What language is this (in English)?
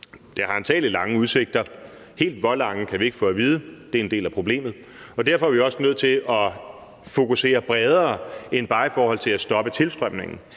Danish